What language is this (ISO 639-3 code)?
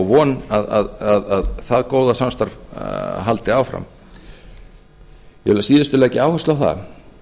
isl